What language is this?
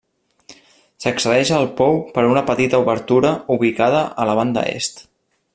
Catalan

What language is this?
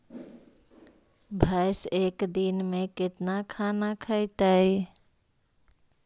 Magahi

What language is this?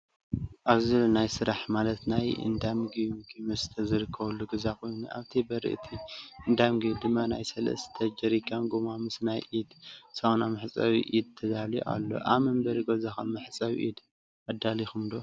Tigrinya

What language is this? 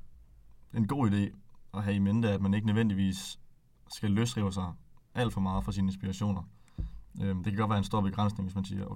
Danish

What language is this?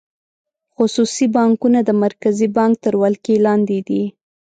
Pashto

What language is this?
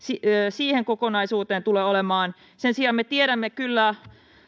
Finnish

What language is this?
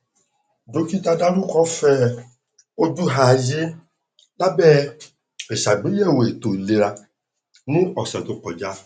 Yoruba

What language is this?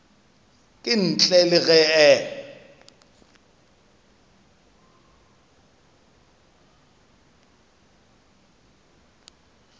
Northern Sotho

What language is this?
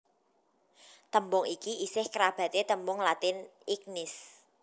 Javanese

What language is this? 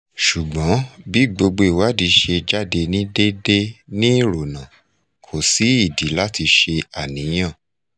Yoruba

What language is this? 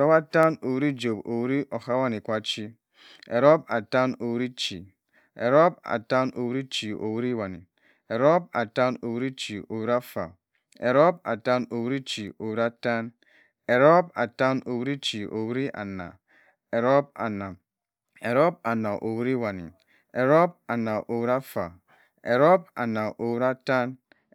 Cross River Mbembe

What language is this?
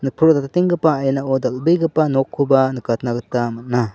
Garo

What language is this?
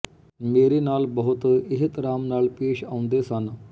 Punjabi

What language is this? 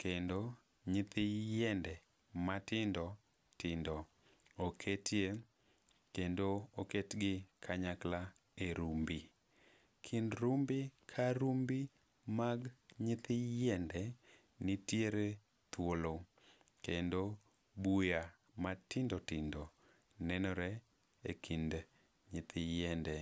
Luo (Kenya and Tanzania)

